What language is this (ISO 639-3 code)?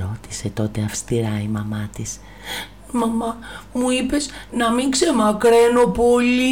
ell